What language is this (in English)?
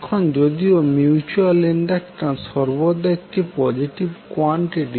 Bangla